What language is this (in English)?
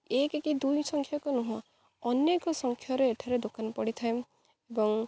Odia